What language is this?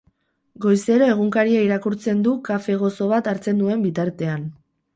Basque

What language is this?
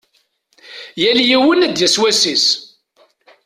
Kabyle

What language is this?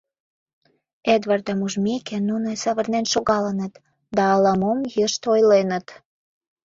Mari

